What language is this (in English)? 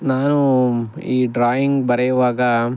Kannada